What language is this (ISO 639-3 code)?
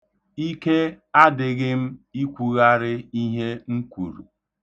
ibo